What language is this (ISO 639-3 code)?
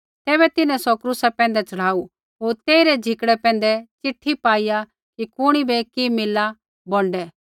kfx